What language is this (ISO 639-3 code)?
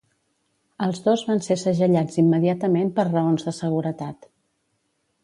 cat